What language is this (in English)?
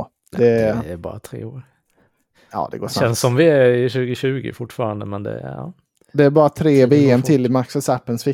Swedish